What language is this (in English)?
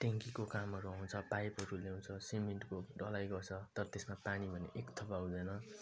Nepali